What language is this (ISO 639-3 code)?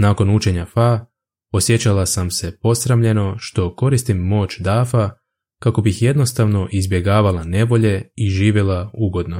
hrv